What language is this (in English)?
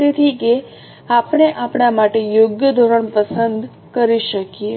Gujarati